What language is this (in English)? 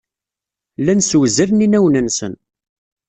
Kabyle